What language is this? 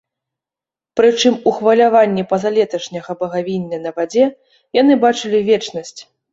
Belarusian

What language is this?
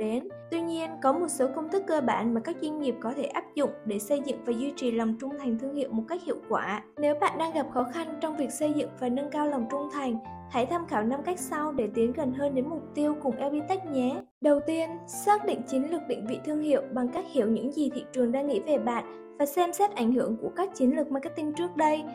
Vietnamese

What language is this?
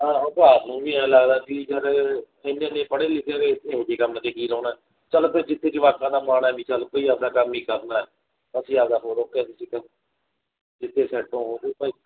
Punjabi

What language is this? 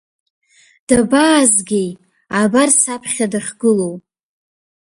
Abkhazian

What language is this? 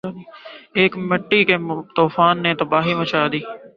Urdu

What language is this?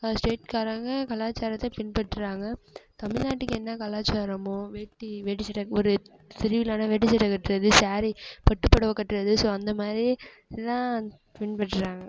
Tamil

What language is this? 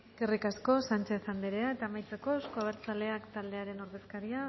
Basque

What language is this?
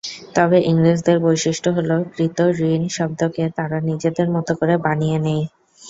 Bangla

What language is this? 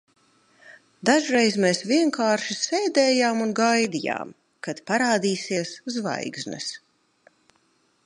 Latvian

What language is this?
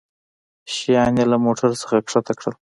Pashto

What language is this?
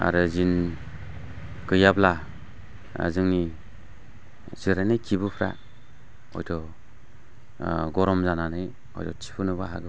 Bodo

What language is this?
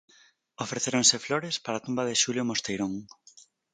Galician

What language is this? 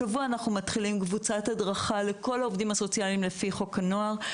Hebrew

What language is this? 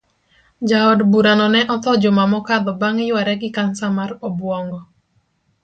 Luo (Kenya and Tanzania)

